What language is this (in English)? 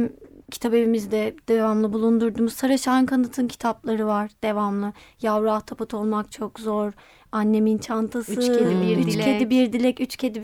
Turkish